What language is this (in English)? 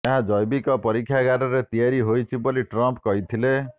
Odia